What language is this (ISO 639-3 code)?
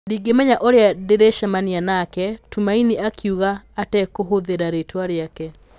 kik